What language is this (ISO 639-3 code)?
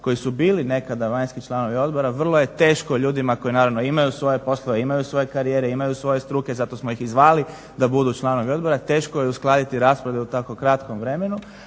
hrv